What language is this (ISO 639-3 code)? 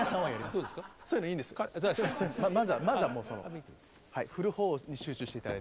jpn